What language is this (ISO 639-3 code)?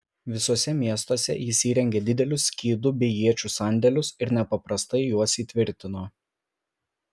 lit